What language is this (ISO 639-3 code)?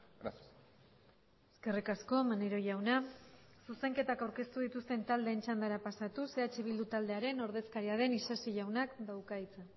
eus